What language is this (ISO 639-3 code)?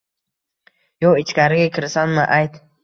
uzb